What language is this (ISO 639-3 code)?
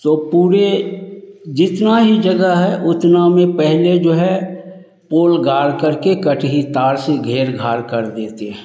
hin